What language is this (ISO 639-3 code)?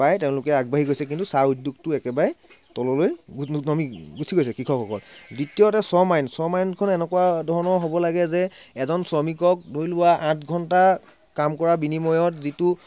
asm